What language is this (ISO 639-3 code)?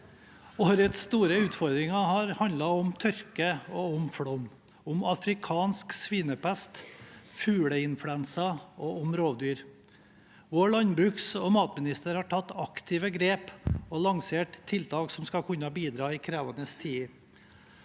nor